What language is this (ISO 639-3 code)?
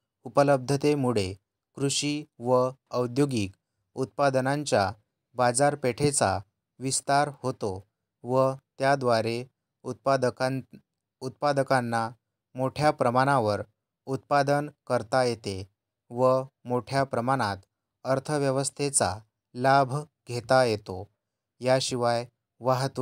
mar